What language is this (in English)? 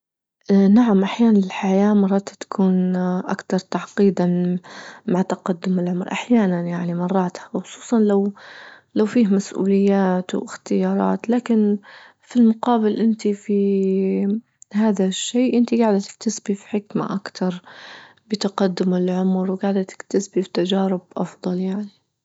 Libyan Arabic